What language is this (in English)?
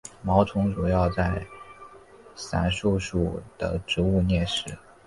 Chinese